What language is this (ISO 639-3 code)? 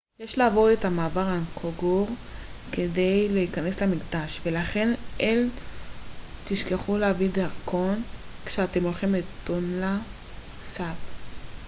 heb